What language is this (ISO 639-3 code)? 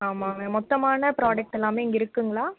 tam